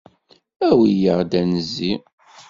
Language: Kabyle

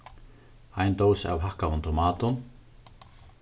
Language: Faroese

